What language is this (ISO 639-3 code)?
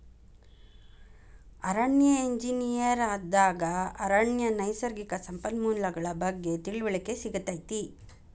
kan